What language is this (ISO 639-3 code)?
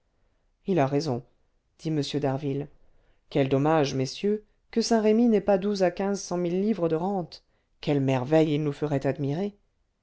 fra